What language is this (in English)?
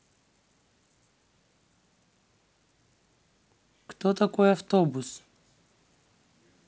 Russian